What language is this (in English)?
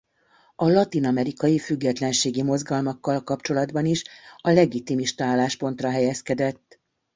Hungarian